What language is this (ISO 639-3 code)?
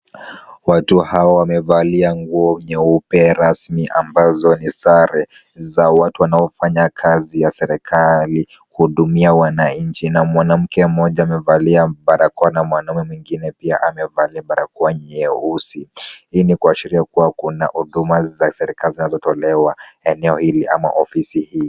swa